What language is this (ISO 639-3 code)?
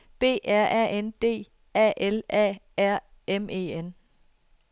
dan